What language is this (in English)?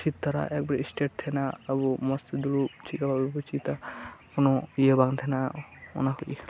Santali